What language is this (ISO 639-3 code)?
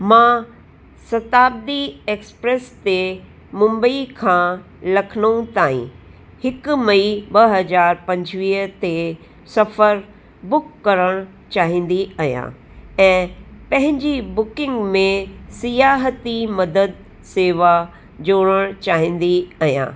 snd